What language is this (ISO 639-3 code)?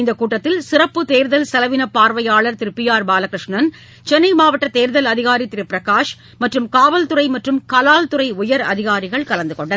tam